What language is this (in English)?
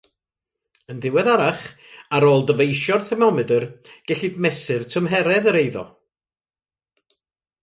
Welsh